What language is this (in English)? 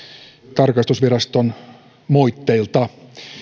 Finnish